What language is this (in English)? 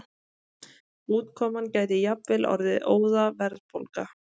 Icelandic